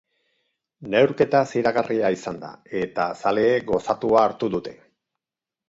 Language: Basque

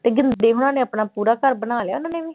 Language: Punjabi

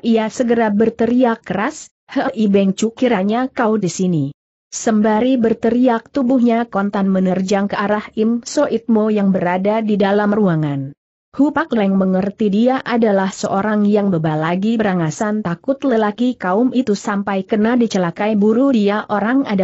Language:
Indonesian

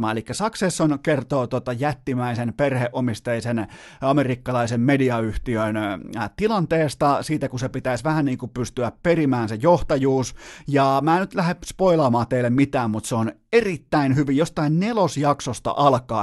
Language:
Finnish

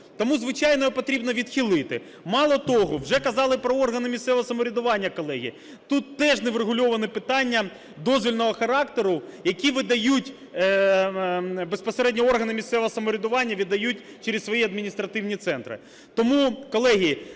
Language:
Ukrainian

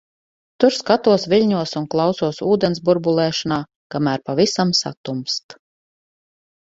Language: Latvian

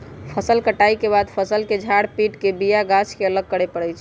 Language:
Magahi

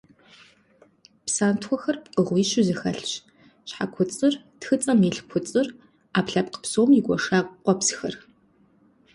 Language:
Kabardian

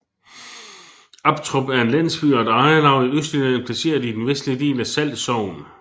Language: Danish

